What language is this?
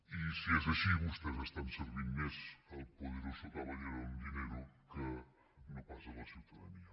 Catalan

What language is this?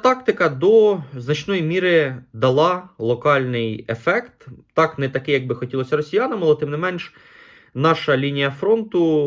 Ukrainian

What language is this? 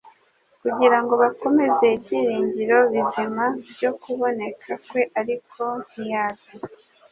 Kinyarwanda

